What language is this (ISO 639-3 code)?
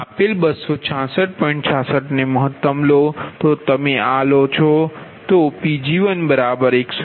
guj